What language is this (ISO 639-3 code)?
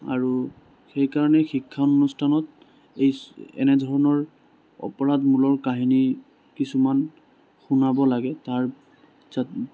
asm